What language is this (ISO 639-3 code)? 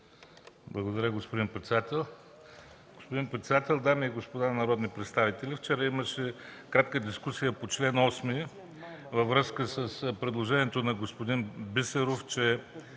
bul